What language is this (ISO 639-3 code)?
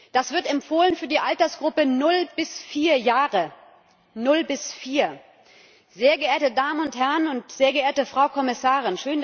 deu